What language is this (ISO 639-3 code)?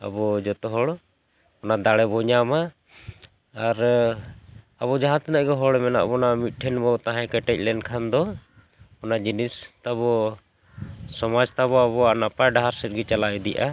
sat